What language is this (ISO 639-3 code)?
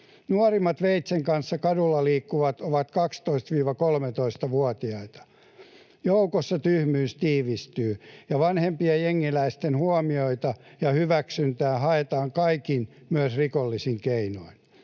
fin